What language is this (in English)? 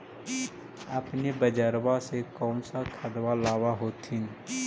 Magahi